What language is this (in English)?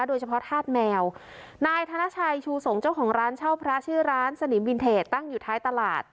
Thai